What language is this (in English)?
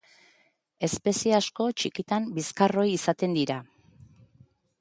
Basque